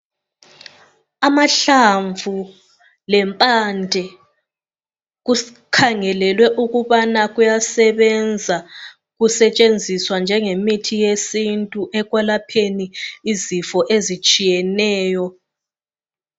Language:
North Ndebele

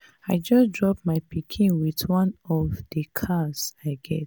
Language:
Nigerian Pidgin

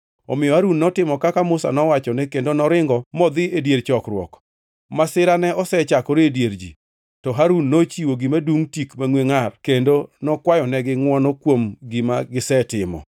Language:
Luo (Kenya and Tanzania)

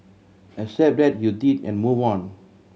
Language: English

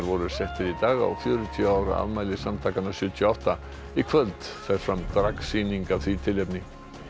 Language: Icelandic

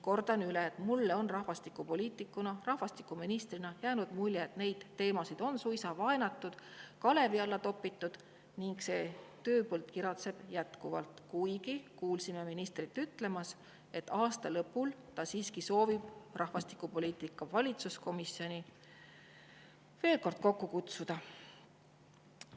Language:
Estonian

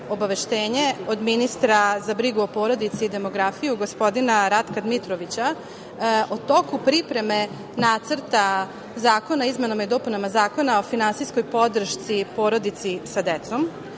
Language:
Serbian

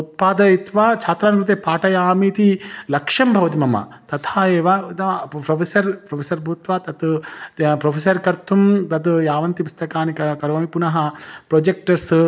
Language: Sanskrit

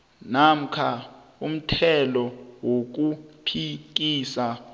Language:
South Ndebele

